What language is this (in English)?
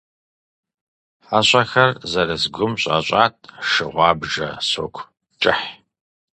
Kabardian